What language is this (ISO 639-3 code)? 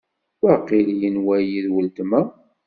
kab